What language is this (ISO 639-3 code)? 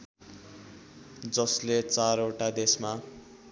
nep